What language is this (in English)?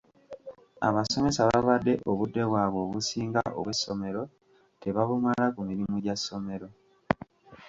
Ganda